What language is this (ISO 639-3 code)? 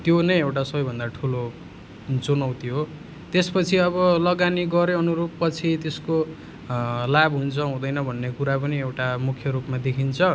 nep